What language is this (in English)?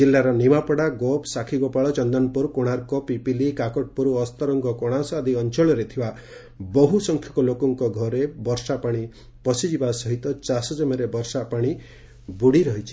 Odia